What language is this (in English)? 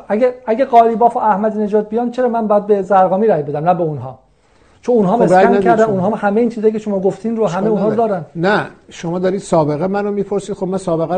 Persian